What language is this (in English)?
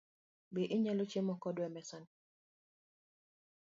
Luo (Kenya and Tanzania)